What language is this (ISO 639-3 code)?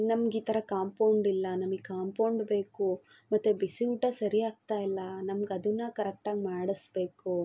kan